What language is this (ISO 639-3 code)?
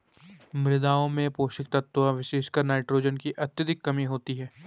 hin